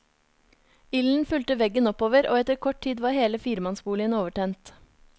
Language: Norwegian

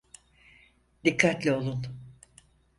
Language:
Turkish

